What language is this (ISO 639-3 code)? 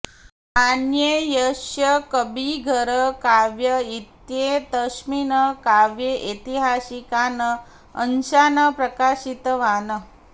san